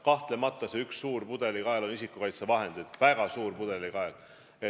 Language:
Estonian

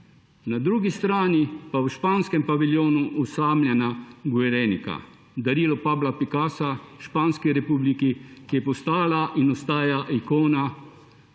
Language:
Slovenian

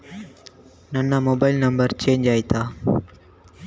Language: Kannada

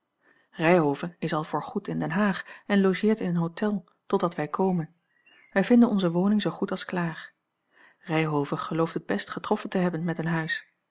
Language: Dutch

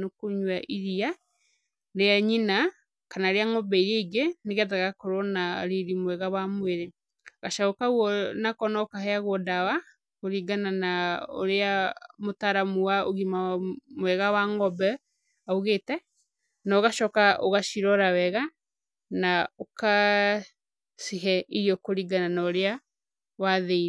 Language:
Kikuyu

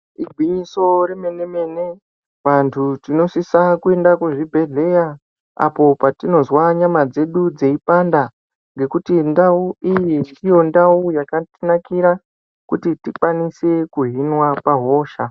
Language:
Ndau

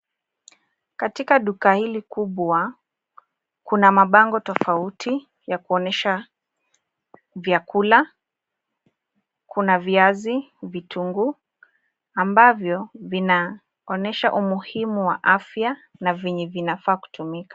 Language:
Swahili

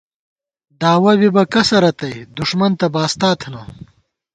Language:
Gawar-Bati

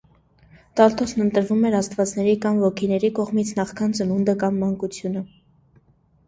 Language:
Armenian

